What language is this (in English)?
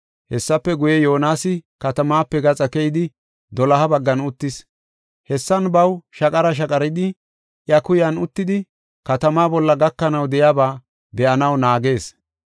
Gofa